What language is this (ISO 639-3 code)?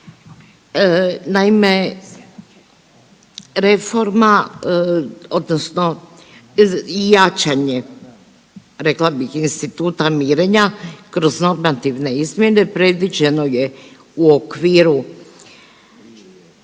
hrv